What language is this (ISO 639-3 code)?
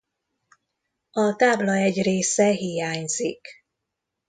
hun